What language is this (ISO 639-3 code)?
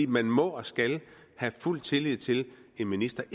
dan